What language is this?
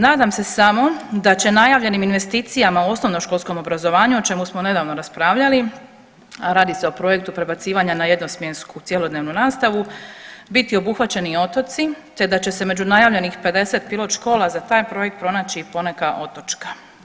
Croatian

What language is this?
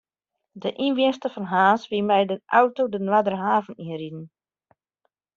Western Frisian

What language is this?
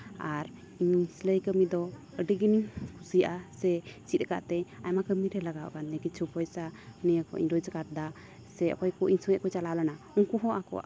Santali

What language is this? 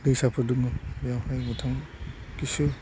Bodo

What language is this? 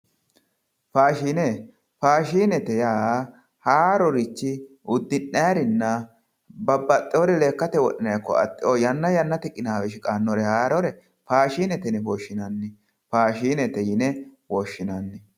Sidamo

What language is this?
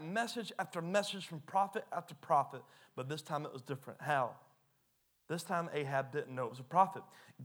English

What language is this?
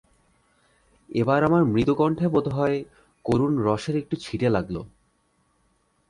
Bangla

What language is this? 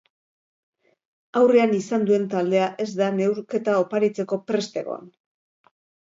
Basque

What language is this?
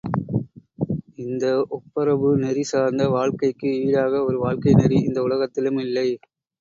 Tamil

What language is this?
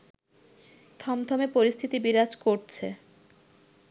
Bangla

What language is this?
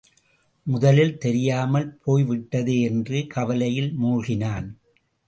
Tamil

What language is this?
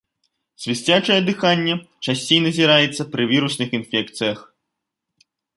Belarusian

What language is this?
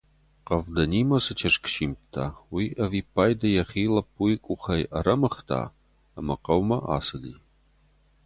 Ossetic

